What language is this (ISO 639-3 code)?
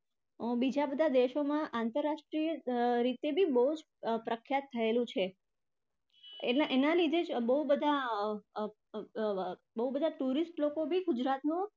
guj